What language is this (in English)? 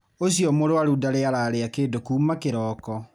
Kikuyu